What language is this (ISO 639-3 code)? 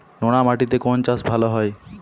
ben